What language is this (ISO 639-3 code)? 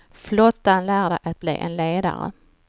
swe